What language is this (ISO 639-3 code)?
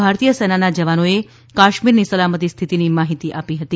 guj